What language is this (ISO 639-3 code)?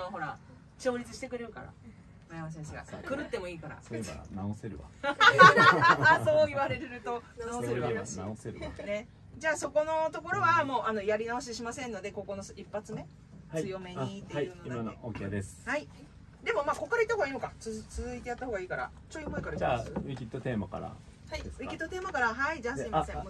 jpn